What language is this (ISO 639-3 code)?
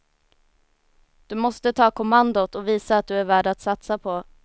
swe